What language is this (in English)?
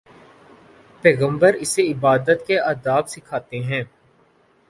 Urdu